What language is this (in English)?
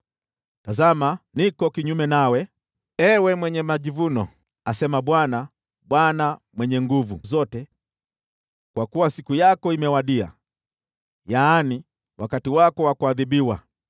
Swahili